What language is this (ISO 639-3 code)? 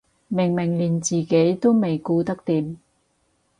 yue